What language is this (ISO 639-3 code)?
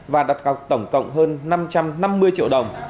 vie